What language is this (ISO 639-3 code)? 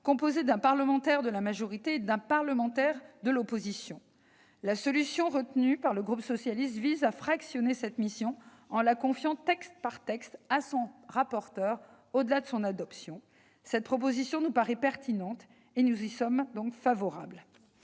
fra